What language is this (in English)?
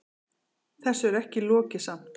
Icelandic